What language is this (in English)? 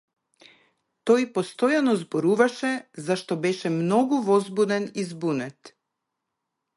Macedonian